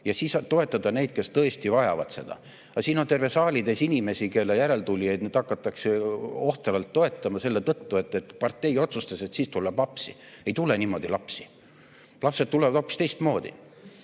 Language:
Estonian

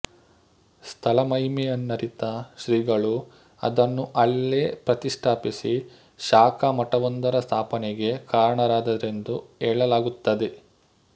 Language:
Kannada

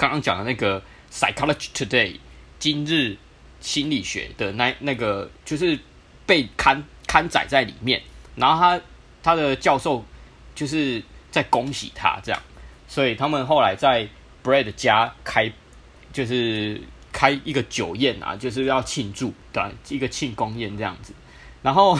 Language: Chinese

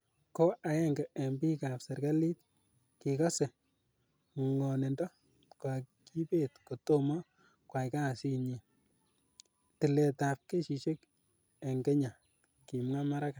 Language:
Kalenjin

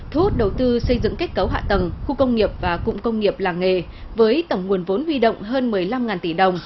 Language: Vietnamese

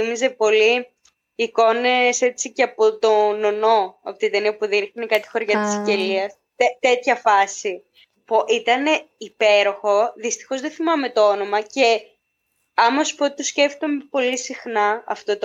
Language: Greek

